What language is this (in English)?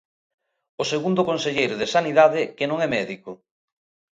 Galician